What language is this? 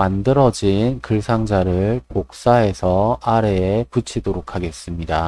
Korean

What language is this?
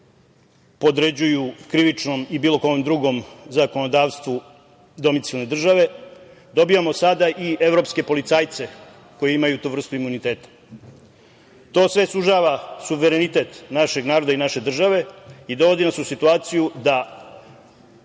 Serbian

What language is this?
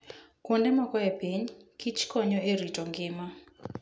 Luo (Kenya and Tanzania)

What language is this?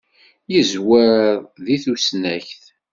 Kabyle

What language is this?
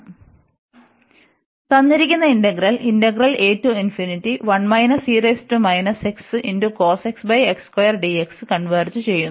Malayalam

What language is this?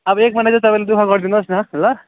Nepali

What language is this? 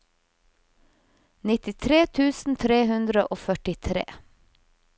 Norwegian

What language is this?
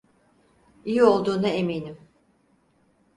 Turkish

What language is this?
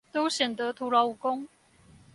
Chinese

